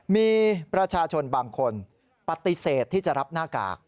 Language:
Thai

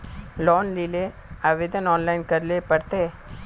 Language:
Magahi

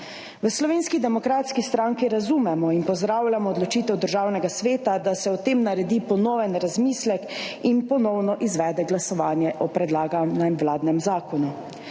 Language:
Slovenian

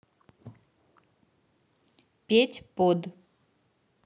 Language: Russian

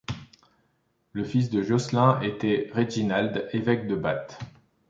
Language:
French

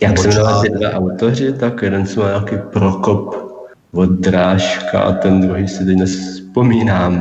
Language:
Czech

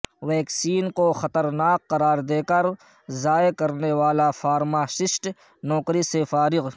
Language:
Urdu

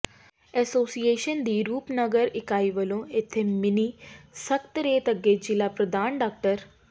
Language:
Punjabi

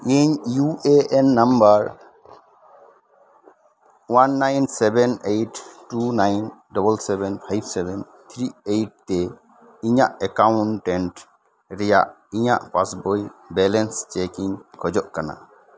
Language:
Santali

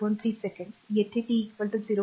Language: Marathi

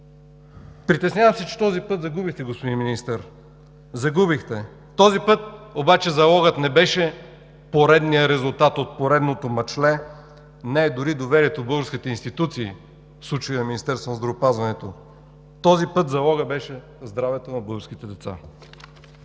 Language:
Bulgarian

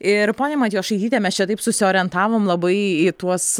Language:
Lithuanian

